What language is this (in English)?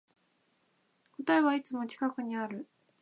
Japanese